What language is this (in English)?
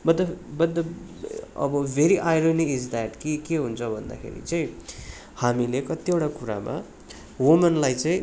Nepali